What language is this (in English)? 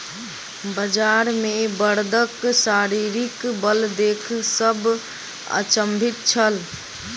Maithili